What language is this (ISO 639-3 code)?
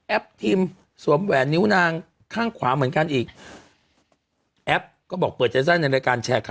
tha